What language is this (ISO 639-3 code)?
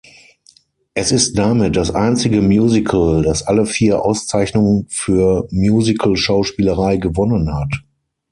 deu